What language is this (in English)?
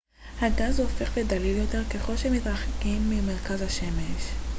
Hebrew